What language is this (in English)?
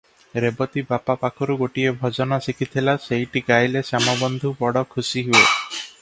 Odia